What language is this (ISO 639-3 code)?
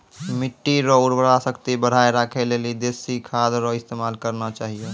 mai